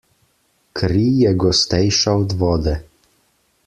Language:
Slovenian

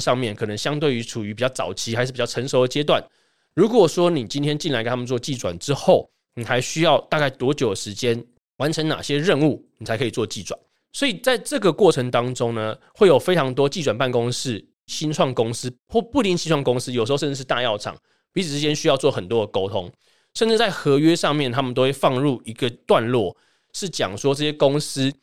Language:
Chinese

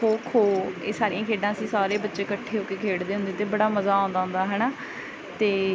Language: Punjabi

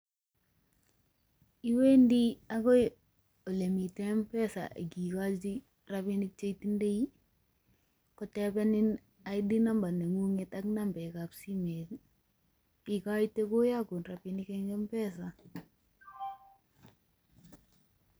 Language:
Kalenjin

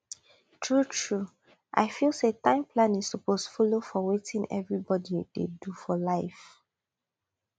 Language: Nigerian Pidgin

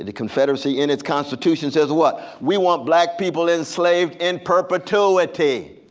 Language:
English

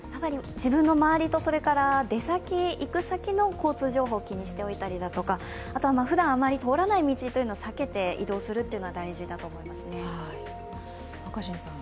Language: Japanese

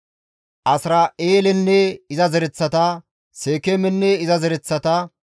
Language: Gamo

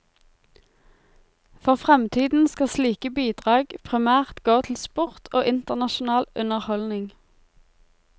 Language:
Norwegian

